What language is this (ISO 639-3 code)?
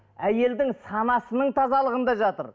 kaz